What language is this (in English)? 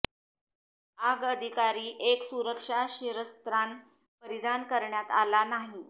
Marathi